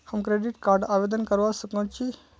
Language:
Magahi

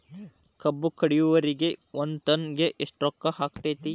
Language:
Kannada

